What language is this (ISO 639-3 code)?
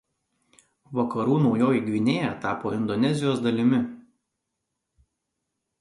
lit